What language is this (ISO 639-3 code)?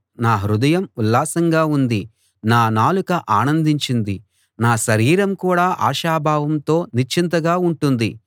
tel